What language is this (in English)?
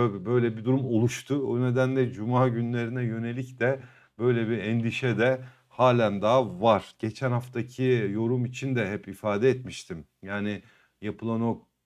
Turkish